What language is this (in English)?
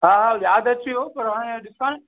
Sindhi